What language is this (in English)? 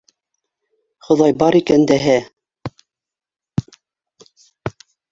Bashkir